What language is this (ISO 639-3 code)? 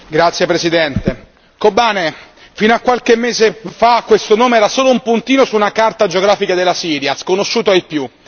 ita